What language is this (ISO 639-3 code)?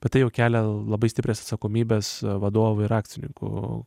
lit